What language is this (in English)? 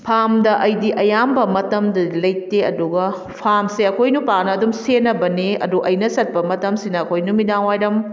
Manipuri